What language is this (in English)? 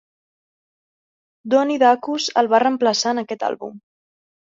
Catalan